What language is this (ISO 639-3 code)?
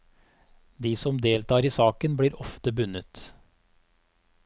nor